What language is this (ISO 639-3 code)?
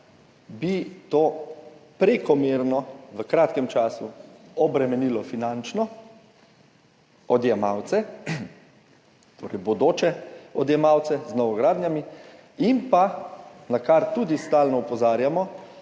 slv